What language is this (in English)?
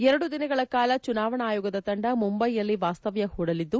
Kannada